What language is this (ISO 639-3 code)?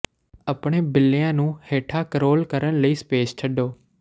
pan